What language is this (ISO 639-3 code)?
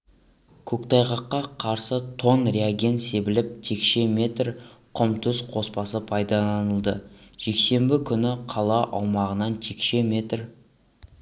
kaz